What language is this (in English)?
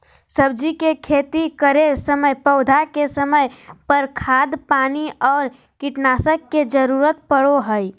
Magahi